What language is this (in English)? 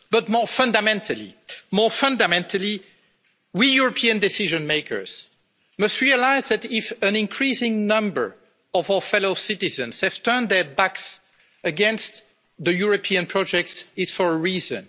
English